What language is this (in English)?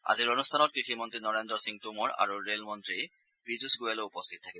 Assamese